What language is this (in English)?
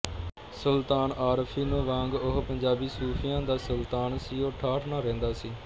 Punjabi